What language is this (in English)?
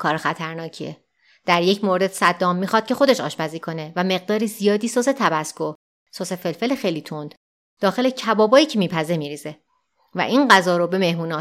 Persian